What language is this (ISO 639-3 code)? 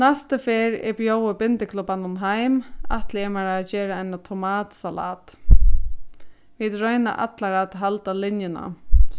fao